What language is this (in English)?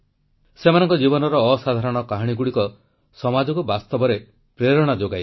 Odia